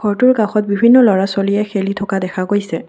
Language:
Assamese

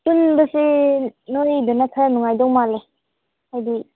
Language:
Manipuri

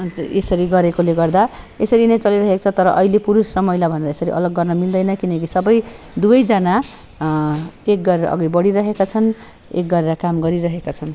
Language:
Nepali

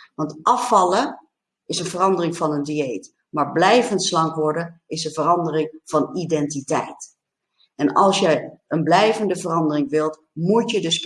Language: Dutch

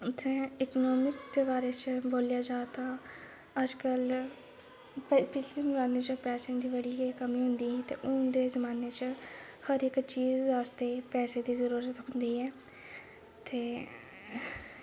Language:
Dogri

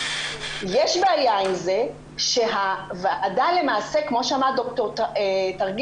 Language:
Hebrew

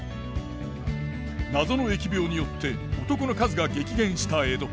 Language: Japanese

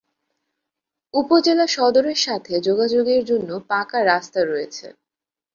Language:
Bangla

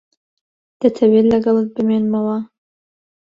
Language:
Central Kurdish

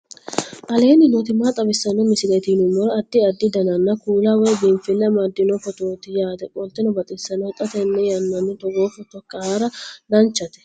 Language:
Sidamo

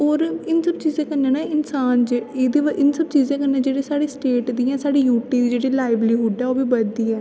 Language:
Dogri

